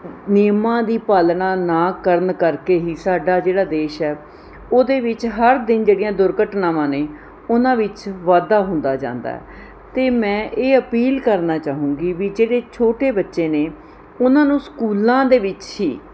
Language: Punjabi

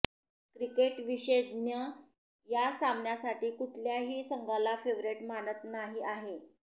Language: Marathi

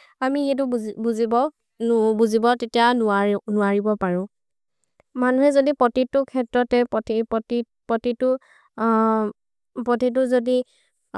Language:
Maria (India)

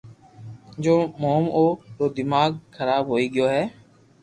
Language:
Loarki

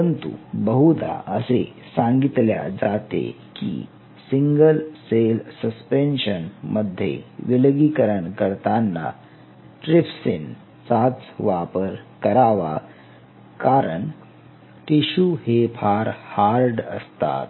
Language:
Marathi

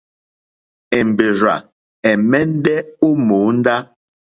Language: Mokpwe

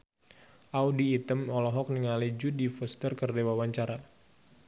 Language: Sundanese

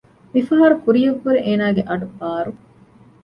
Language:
Divehi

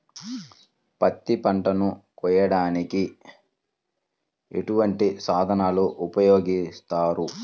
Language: Telugu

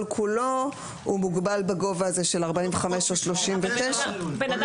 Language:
Hebrew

